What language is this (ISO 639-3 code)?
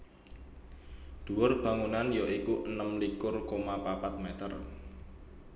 jav